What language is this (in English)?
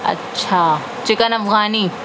Urdu